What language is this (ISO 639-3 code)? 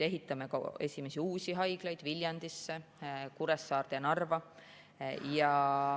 est